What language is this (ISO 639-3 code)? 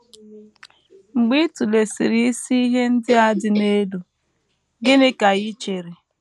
ibo